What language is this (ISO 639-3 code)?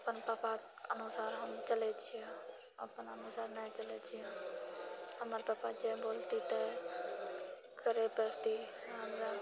mai